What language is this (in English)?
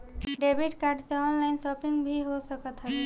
Bhojpuri